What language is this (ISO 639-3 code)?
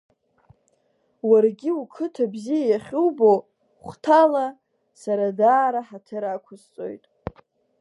abk